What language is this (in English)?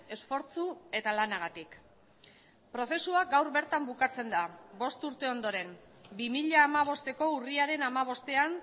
Basque